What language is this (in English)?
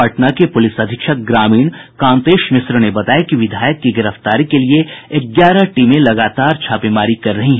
Hindi